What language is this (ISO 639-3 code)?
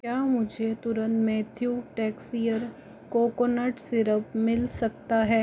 hin